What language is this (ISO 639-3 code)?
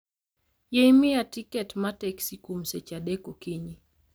luo